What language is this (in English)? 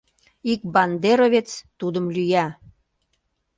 Mari